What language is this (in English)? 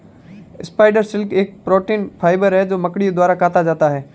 Hindi